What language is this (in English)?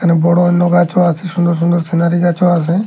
Bangla